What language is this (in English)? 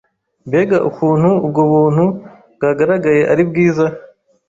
Kinyarwanda